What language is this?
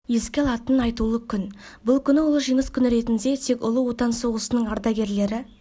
Kazakh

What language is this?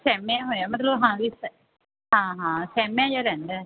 Punjabi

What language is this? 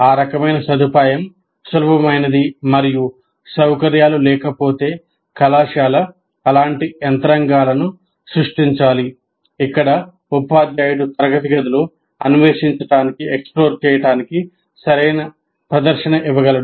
Telugu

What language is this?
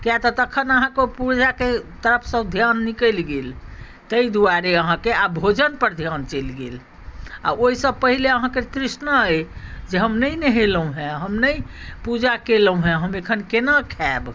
Maithili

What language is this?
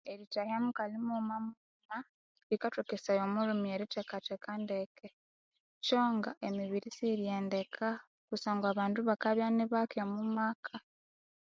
Konzo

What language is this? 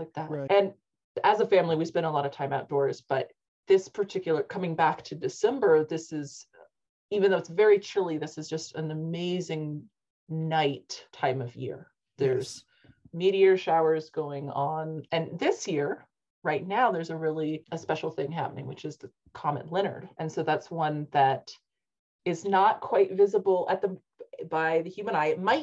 English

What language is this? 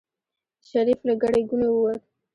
Pashto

